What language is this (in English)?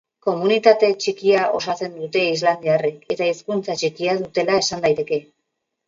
Basque